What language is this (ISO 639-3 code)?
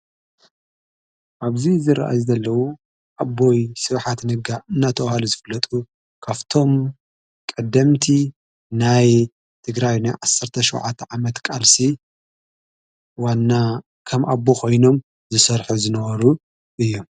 tir